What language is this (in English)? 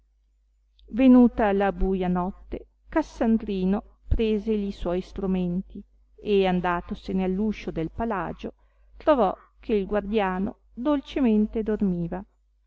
Italian